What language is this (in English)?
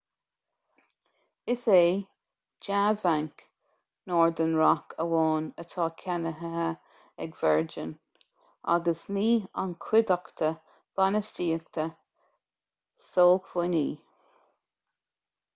Irish